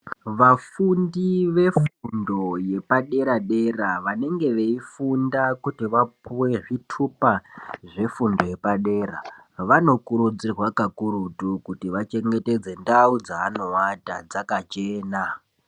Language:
Ndau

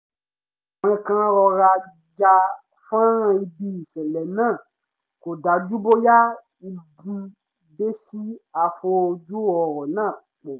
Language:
Yoruba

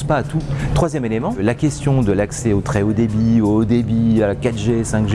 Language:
French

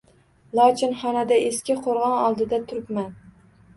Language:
Uzbek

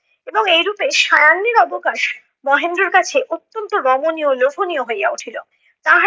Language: Bangla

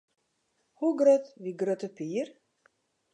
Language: Western Frisian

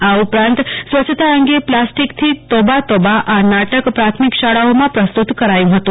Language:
Gujarati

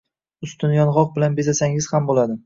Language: Uzbek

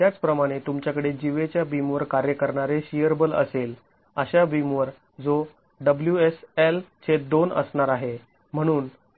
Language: Marathi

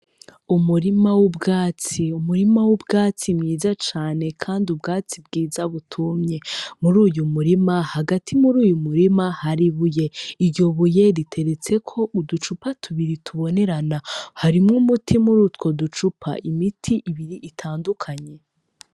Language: Rundi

